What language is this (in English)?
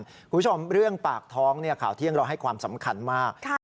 Thai